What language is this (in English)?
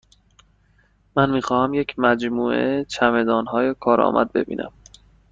Persian